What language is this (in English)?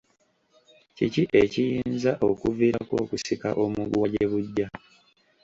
Ganda